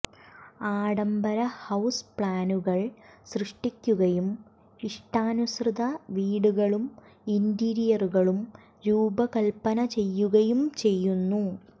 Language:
Malayalam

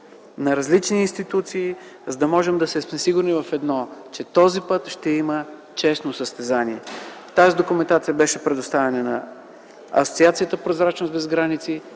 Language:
Bulgarian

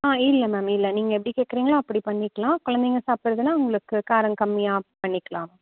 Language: Tamil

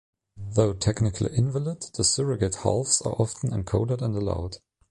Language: English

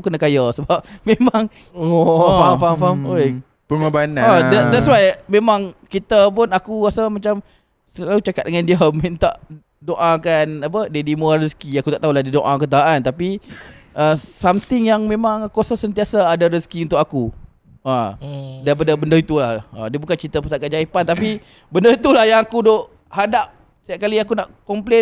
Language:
Malay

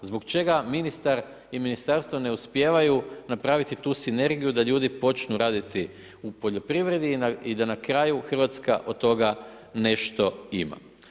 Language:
Croatian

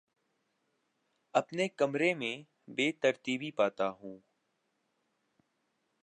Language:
Urdu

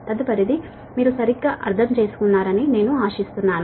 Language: Telugu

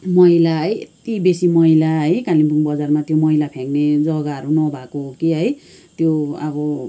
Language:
Nepali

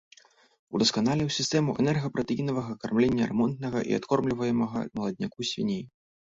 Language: Belarusian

